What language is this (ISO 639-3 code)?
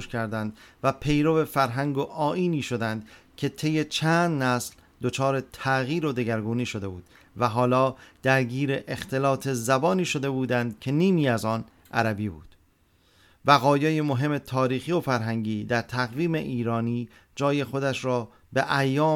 fas